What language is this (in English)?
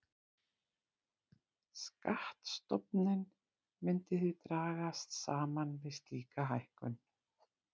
Icelandic